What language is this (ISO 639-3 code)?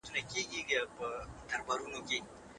pus